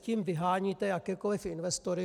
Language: Czech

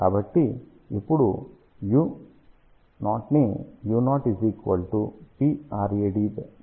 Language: Telugu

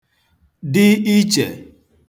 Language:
Igbo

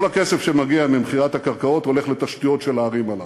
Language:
Hebrew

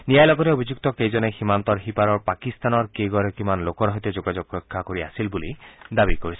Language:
Assamese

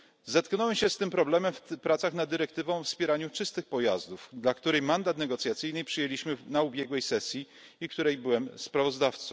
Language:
Polish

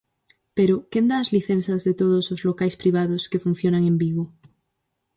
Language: Galician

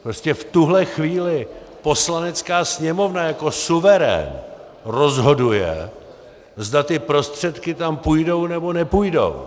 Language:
Czech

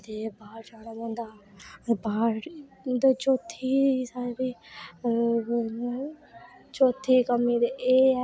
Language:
Dogri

